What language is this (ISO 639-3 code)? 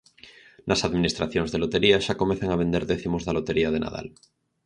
glg